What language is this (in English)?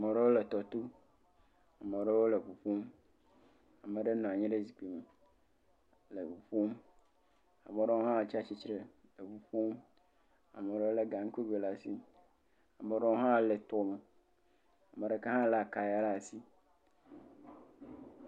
Ewe